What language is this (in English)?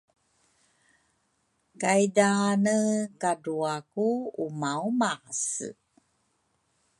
Rukai